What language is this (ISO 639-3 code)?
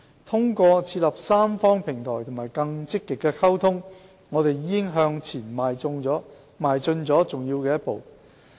yue